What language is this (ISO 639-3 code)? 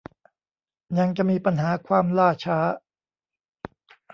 tha